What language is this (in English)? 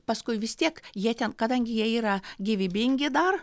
Lithuanian